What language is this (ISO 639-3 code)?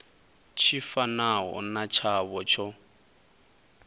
ven